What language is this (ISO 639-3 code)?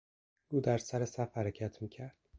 fas